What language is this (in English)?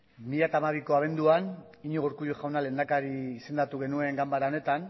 Basque